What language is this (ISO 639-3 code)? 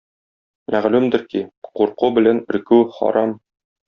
tat